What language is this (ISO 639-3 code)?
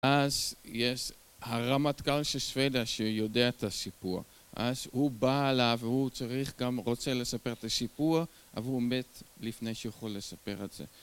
heb